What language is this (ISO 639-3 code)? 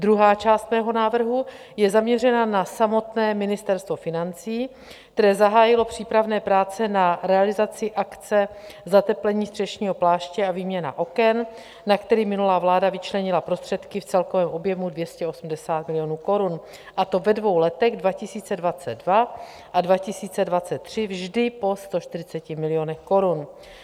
ces